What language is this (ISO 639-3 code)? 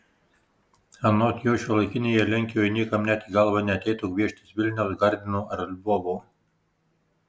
lit